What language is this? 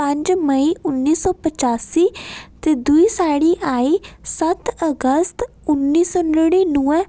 Dogri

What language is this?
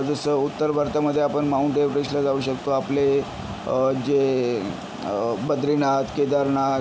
Marathi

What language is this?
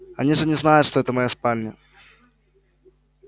Russian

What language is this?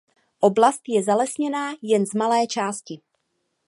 Czech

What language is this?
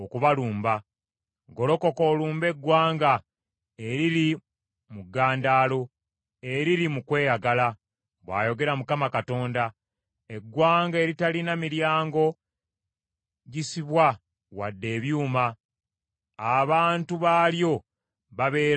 Ganda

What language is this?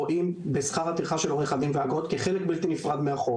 Hebrew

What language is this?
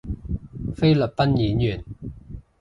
Cantonese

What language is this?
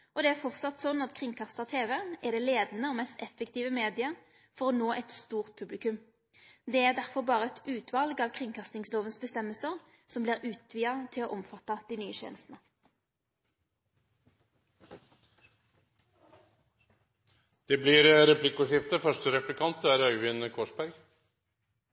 Norwegian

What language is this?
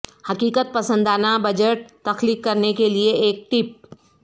Urdu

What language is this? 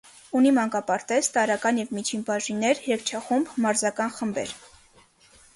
Armenian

